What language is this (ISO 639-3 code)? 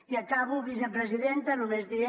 cat